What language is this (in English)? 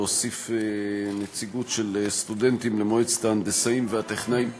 Hebrew